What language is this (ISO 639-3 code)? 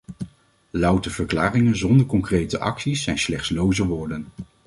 nld